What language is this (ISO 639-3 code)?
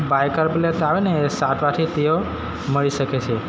guj